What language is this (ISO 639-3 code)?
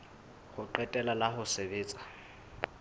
sot